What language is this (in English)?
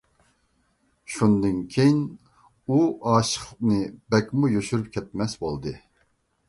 Uyghur